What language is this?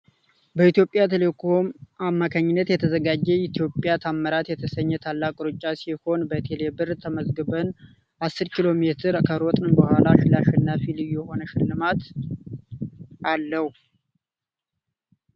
Amharic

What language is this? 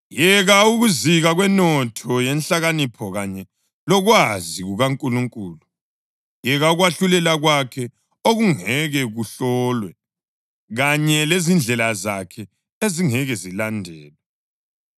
North Ndebele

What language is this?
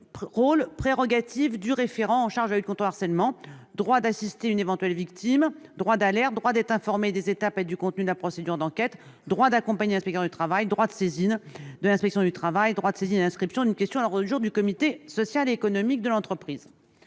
French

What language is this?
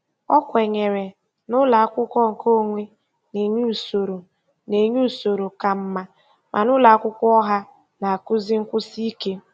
Igbo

